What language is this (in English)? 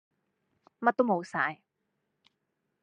Cantonese